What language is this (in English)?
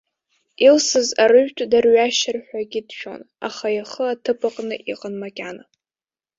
Abkhazian